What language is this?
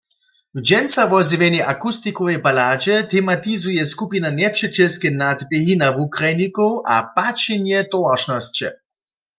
Upper Sorbian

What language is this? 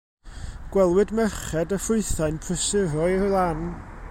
Welsh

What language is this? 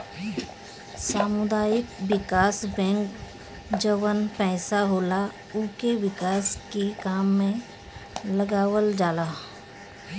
Bhojpuri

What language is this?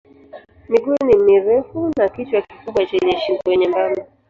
Swahili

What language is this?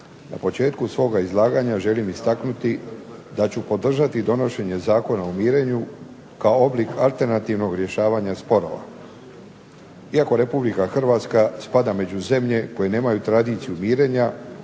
Croatian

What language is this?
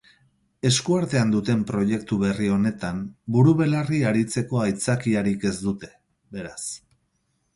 Basque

